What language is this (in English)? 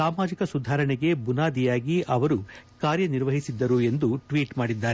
Kannada